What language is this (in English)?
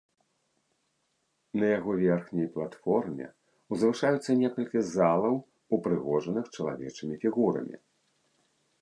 Belarusian